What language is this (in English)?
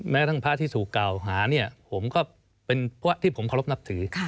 Thai